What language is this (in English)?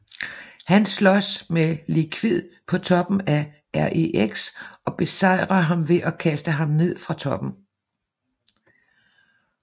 Danish